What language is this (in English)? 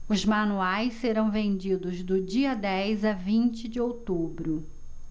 Portuguese